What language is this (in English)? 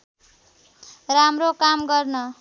Nepali